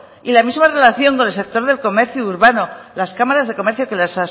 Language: Spanish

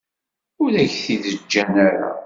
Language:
Kabyle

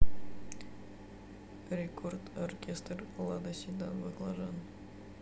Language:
Russian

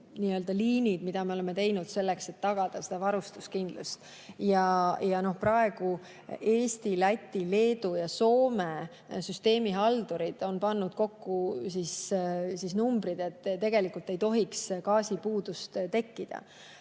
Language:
Estonian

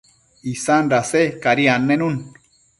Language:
Matsés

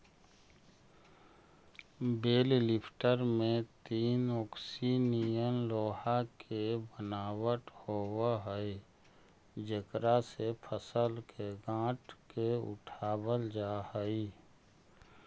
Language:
Magahi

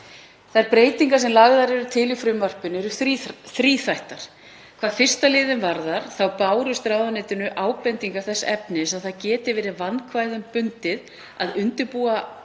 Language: Icelandic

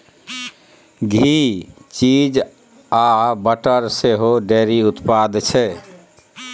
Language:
Maithili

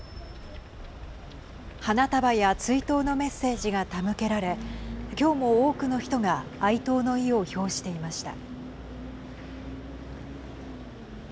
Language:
Japanese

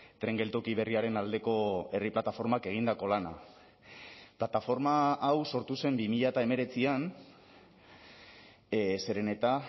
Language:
Basque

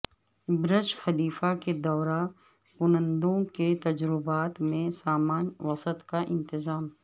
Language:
Urdu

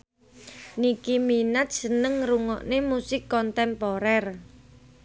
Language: Javanese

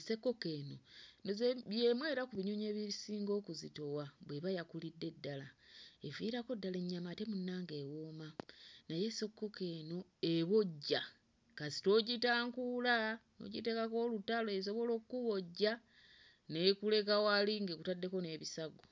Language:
Ganda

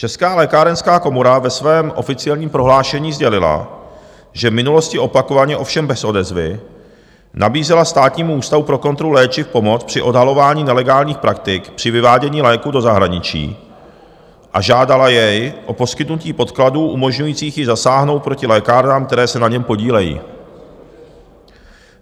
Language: Czech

